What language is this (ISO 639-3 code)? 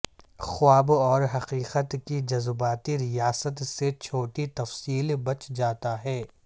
urd